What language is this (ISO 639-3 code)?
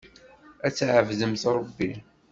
kab